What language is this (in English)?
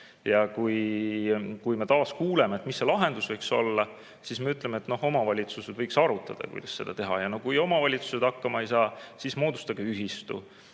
Estonian